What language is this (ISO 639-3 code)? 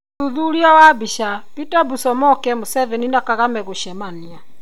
kik